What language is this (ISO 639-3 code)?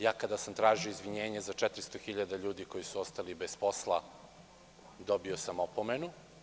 srp